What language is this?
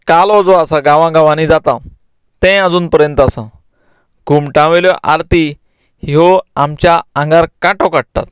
Konkani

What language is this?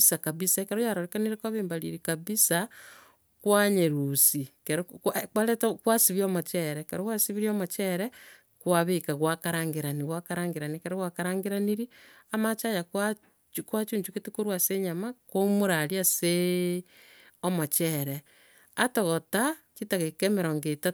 Gusii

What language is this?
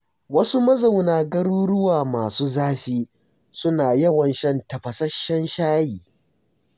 Hausa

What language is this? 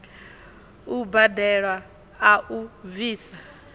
Venda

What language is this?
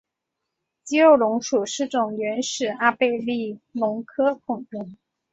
Chinese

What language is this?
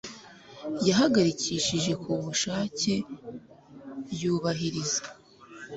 Kinyarwanda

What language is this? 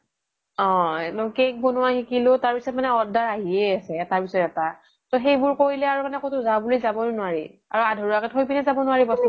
Assamese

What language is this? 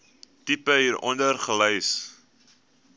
Afrikaans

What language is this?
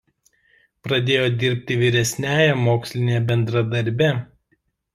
Lithuanian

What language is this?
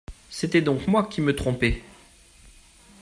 French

